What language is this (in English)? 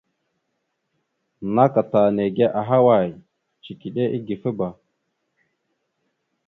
Mada (Cameroon)